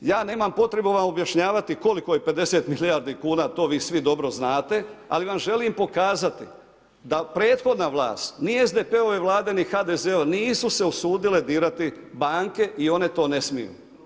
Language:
Croatian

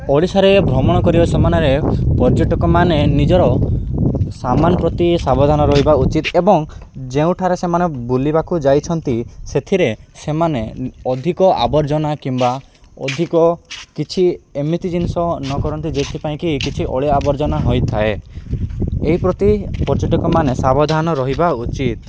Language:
Odia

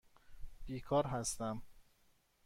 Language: Persian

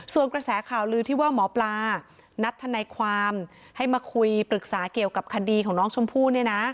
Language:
Thai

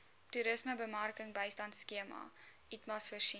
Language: Afrikaans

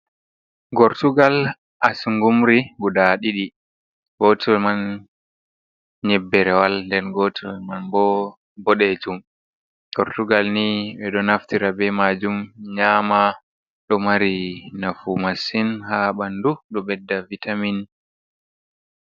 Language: Fula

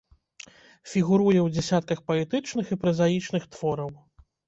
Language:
Belarusian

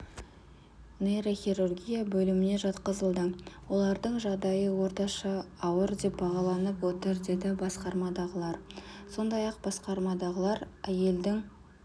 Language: Kazakh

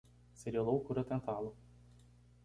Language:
Portuguese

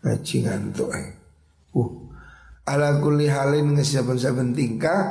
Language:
Indonesian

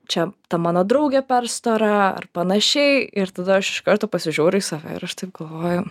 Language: Lithuanian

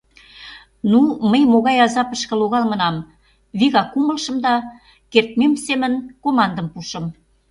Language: Mari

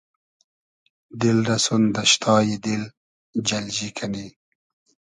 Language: Hazaragi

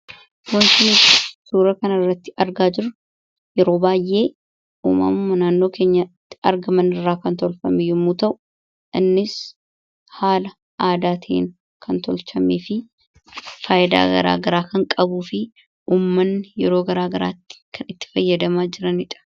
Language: Oromo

